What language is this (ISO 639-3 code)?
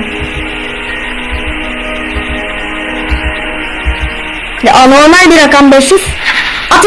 tur